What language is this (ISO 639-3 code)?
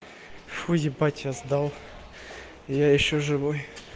rus